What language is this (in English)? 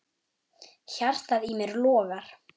Icelandic